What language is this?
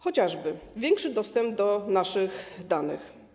Polish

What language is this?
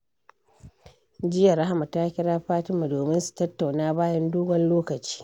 Hausa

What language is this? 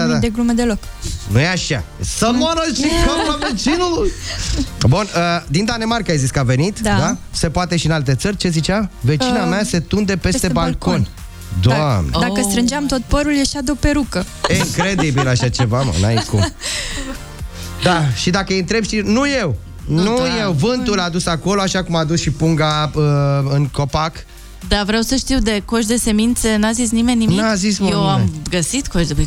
Romanian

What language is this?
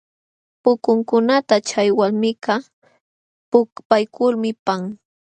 Jauja Wanca Quechua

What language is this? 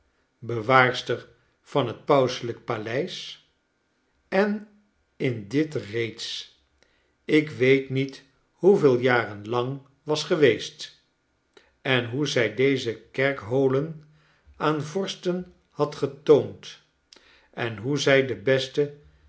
Dutch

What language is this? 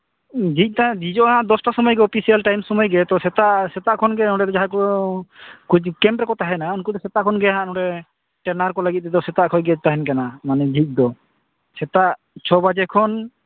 Santali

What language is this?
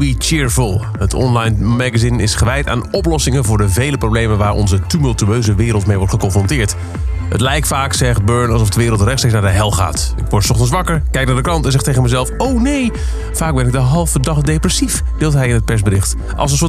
Dutch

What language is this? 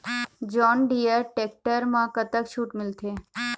Chhattisgarhi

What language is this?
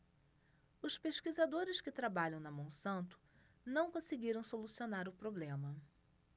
Portuguese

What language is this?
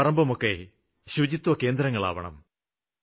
Malayalam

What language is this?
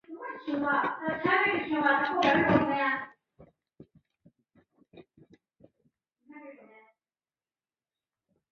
Chinese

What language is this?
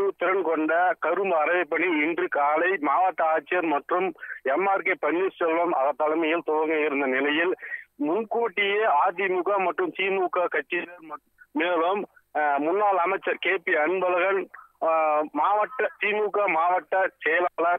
Arabic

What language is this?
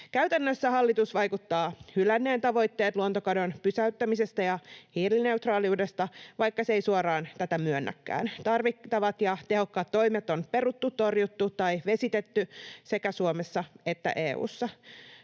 Finnish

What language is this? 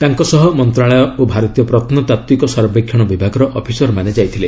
Odia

